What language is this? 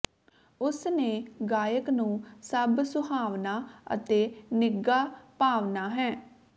Punjabi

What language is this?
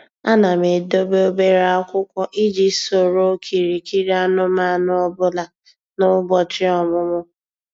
Igbo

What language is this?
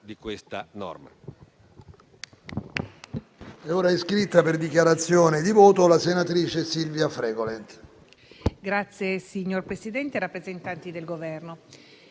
Italian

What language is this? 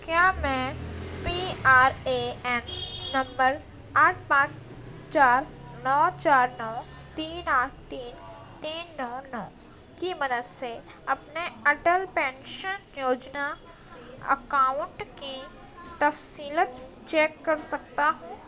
Urdu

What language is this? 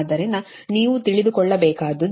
Kannada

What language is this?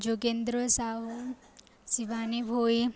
Odia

